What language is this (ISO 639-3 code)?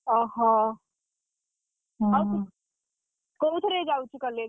ori